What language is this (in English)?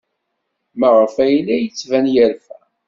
Kabyle